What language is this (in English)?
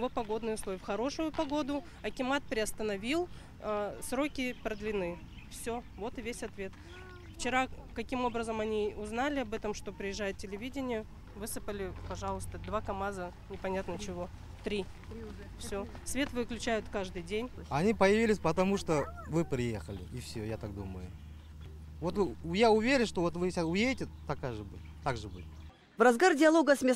Russian